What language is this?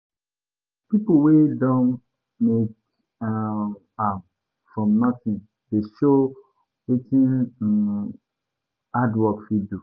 Nigerian Pidgin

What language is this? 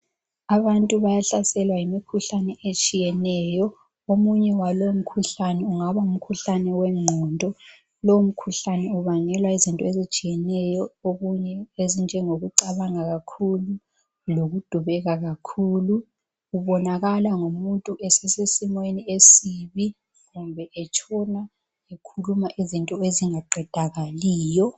North Ndebele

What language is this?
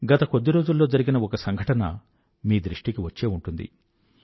Telugu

